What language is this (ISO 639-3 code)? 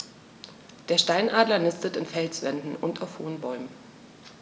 deu